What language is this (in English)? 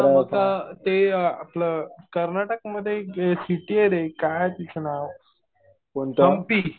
Marathi